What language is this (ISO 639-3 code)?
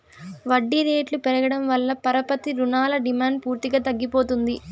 tel